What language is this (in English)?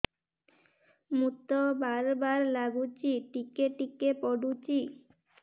Odia